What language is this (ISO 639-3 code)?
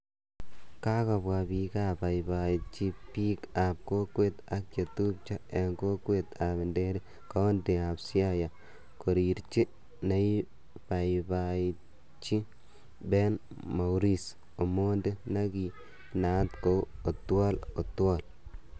kln